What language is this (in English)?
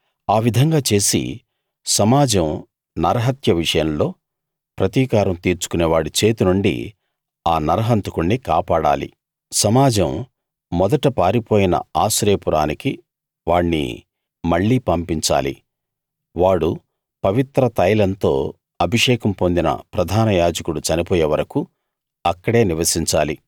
Telugu